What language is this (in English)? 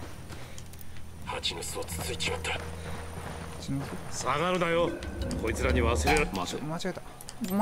Japanese